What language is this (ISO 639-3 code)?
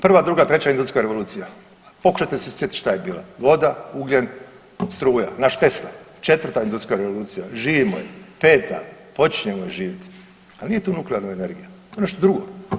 hrv